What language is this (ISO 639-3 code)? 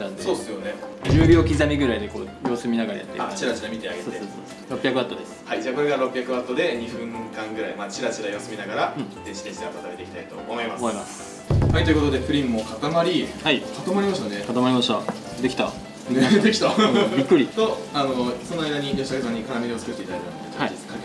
jpn